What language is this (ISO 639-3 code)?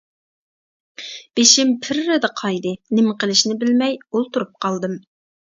uig